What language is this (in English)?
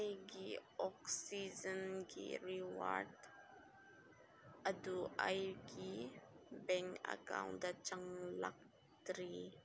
Manipuri